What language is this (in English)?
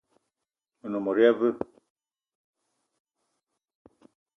Eton (Cameroon)